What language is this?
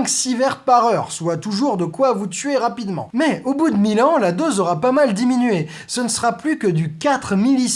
French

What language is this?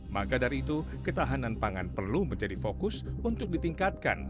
Indonesian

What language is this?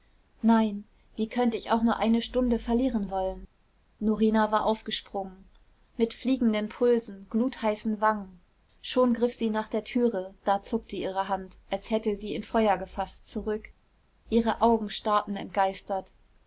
German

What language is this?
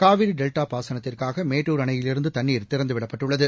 Tamil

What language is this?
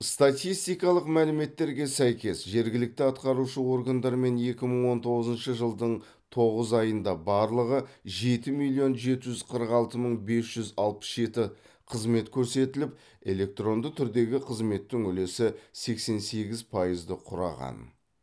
Kazakh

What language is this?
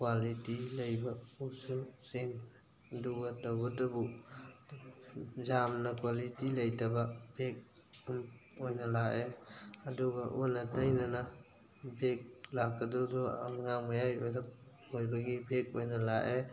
Manipuri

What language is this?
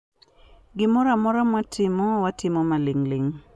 Luo (Kenya and Tanzania)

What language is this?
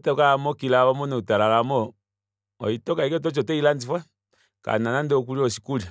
Kuanyama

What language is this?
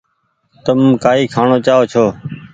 Goaria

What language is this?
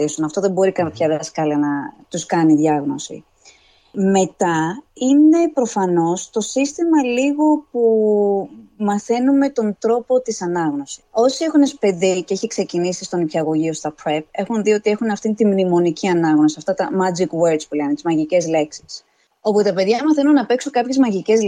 Greek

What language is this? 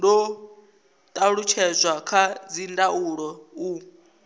Venda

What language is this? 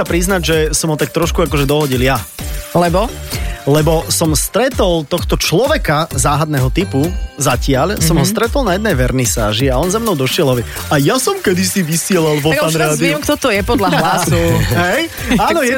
Slovak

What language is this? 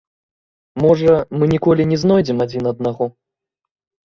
Belarusian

